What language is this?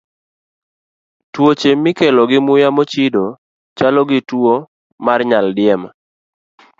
Luo (Kenya and Tanzania)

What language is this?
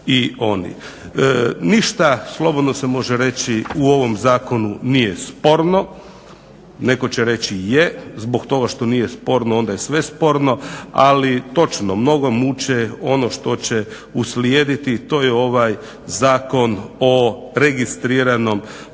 Croatian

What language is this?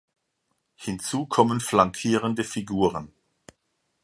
German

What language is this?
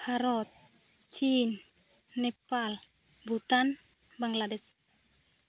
Santali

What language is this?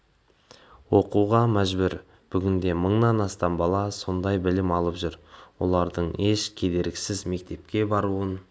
Kazakh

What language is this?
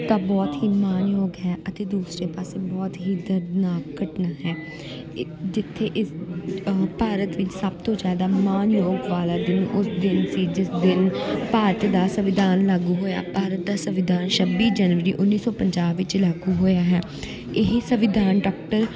Punjabi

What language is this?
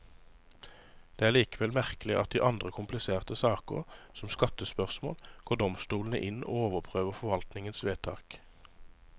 Norwegian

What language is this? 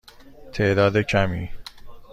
Persian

